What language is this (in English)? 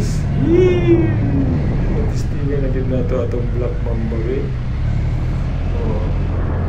Filipino